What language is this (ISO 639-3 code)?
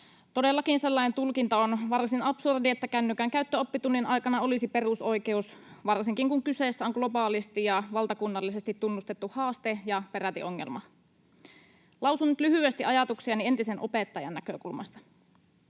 fin